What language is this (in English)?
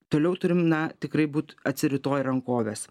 Lithuanian